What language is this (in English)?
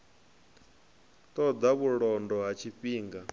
Venda